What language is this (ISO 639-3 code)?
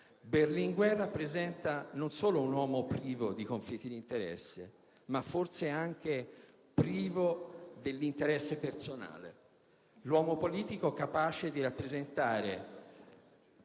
ita